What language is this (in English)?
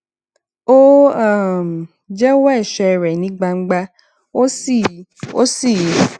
Yoruba